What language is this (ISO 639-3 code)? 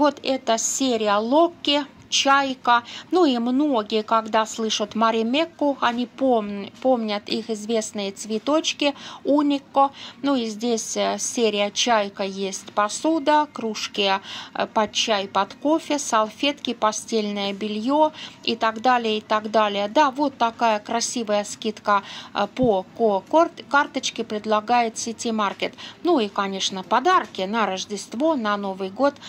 rus